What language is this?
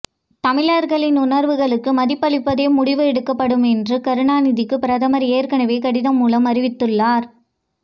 Tamil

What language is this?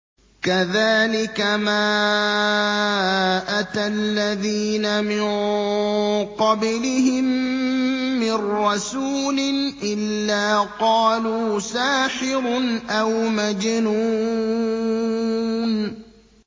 Arabic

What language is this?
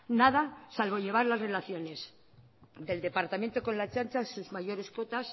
Spanish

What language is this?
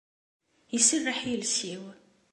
Kabyle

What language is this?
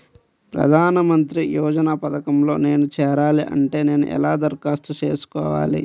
Telugu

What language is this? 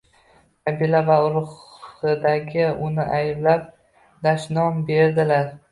Uzbek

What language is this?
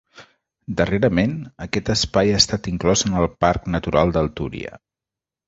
Catalan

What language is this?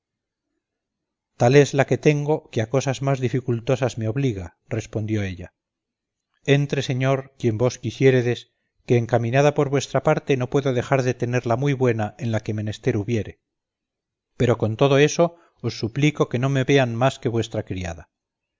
Spanish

